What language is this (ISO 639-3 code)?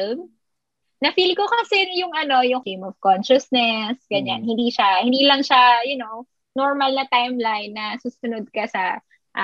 fil